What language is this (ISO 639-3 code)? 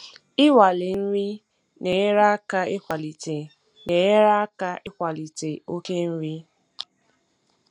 ibo